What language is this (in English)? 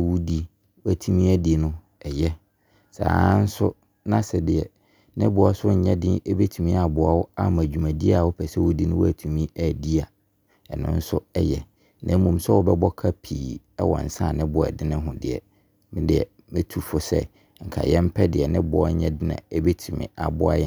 Abron